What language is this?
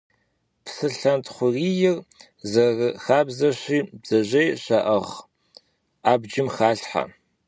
Kabardian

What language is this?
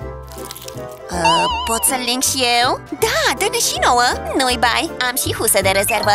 Romanian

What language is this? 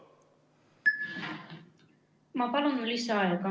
Estonian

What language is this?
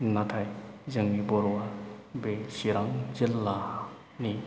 Bodo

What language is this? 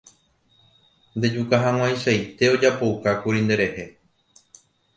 Guarani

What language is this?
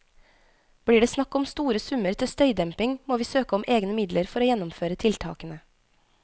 Norwegian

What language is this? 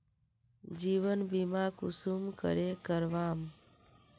Magahi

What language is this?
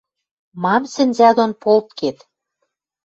Western Mari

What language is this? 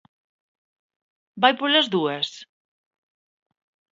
Galician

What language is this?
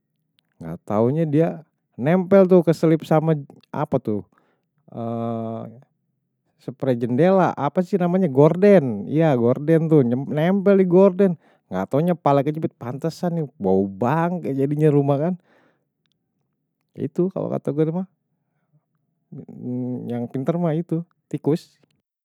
Betawi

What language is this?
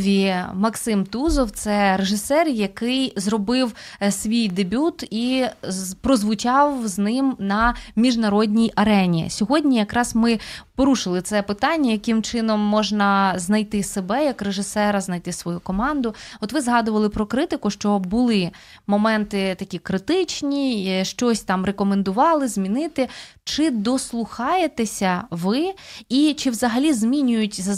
Ukrainian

